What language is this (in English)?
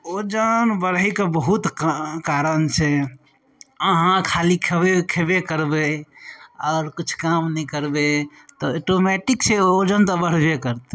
Maithili